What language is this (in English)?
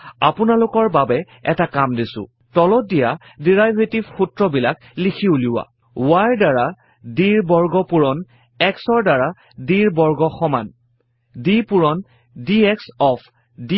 Assamese